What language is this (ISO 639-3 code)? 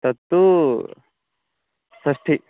san